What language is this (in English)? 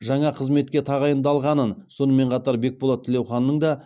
Kazakh